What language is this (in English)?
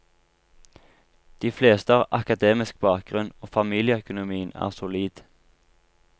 Norwegian